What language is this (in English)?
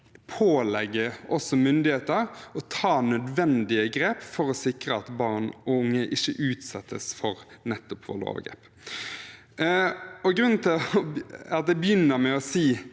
Norwegian